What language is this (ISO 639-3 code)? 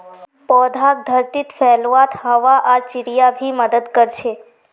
mag